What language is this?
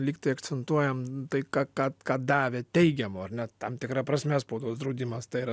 Lithuanian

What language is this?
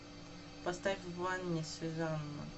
Russian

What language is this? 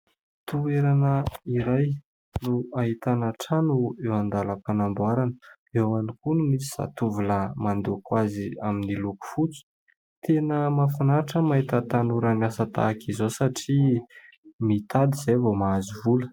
Malagasy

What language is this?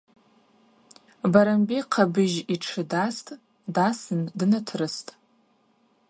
Abaza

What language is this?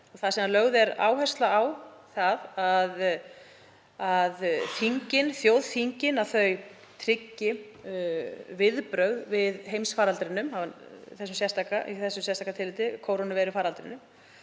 Icelandic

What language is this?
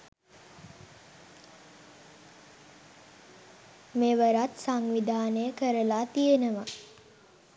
Sinhala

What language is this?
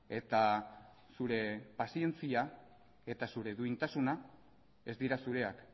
Basque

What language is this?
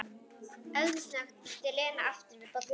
Icelandic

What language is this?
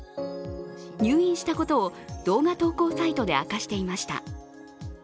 Japanese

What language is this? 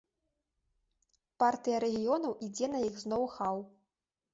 Belarusian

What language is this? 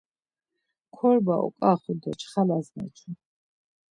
Laz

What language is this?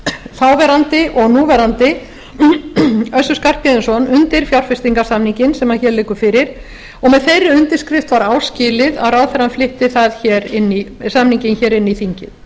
Icelandic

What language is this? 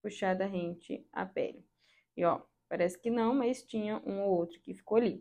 Portuguese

